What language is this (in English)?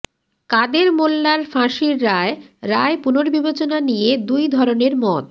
Bangla